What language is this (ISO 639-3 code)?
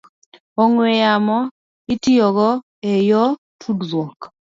luo